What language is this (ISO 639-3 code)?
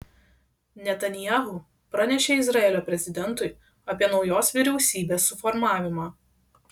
lit